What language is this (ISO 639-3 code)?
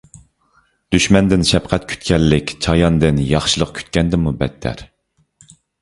uig